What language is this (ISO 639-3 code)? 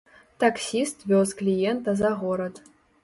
bel